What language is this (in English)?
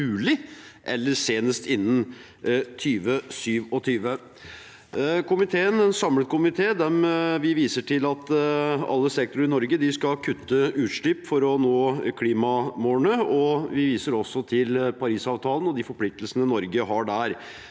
Norwegian